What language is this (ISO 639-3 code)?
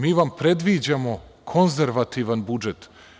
srp